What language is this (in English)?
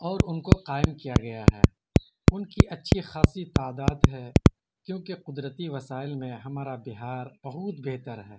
Urdu